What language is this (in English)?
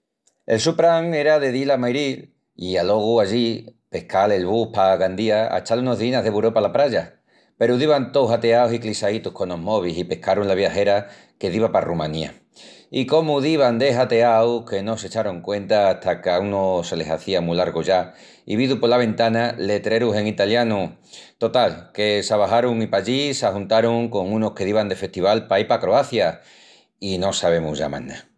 Extremaduran